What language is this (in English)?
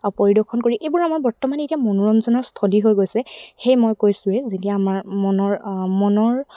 Assamese